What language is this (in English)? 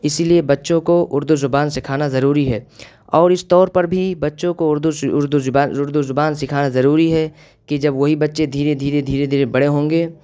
Urdu